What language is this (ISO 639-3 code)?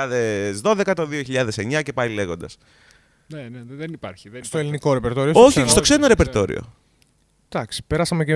ell